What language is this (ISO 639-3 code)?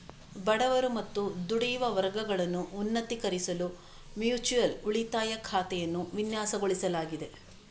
kan